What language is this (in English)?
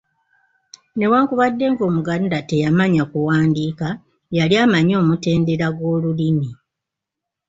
Ganda